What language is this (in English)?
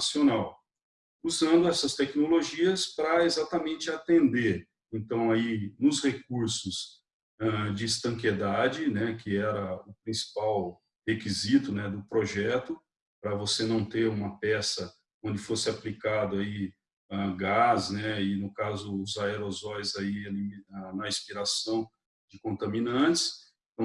Portuguese